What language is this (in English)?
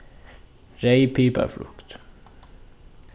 Faroese